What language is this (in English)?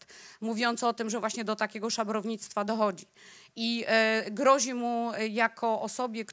Polish